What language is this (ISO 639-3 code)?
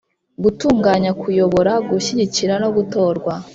kin